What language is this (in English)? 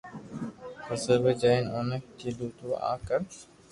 Loarki